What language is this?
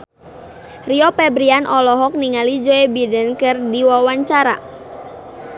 Sundanese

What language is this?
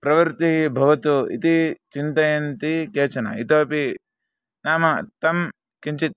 Sanskrit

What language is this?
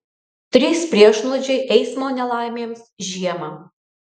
Lithuanian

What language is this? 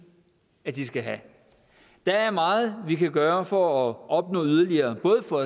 Danish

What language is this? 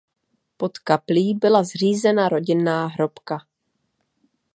Czech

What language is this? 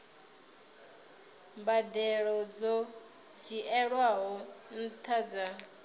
Venda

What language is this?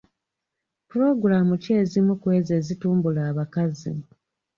Ganda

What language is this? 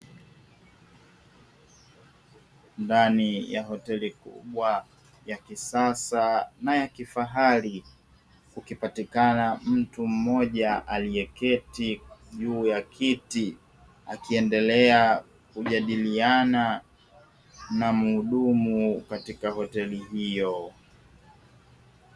Swahili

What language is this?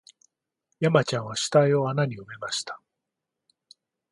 Japanese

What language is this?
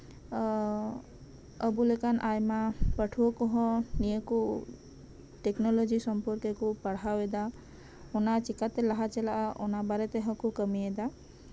Santali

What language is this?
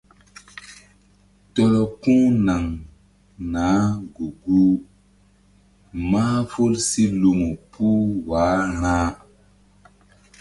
Mbum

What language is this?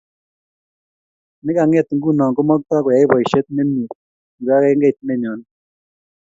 Kalenjin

